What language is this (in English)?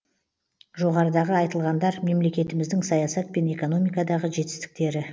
Kazakh